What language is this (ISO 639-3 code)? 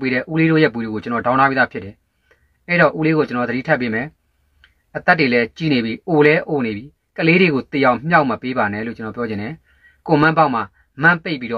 tha